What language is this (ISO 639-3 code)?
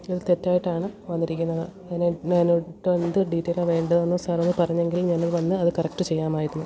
mal